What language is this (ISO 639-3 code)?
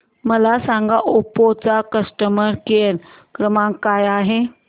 mar